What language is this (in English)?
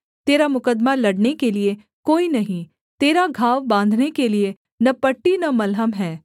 Hindi